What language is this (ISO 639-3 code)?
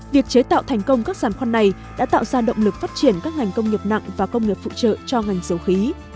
vie